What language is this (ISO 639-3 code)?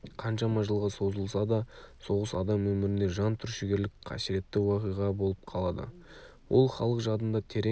kaz